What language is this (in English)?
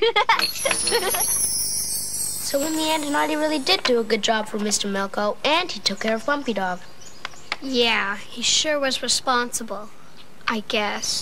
English